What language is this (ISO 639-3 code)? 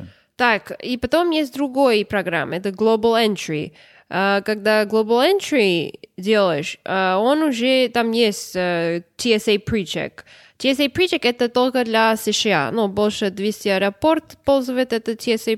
rus